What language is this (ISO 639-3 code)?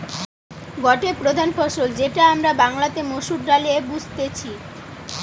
ben